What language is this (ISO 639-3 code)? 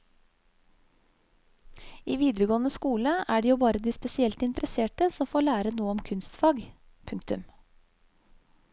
nor